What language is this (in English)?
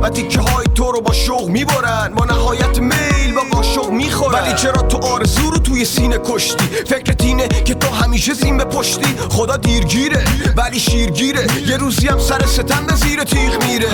Persian